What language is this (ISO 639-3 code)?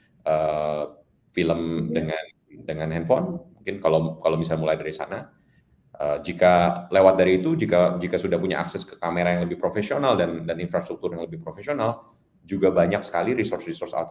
ind